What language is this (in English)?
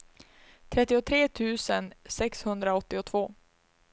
Swedish